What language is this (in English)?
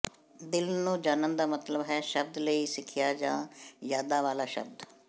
Punjabi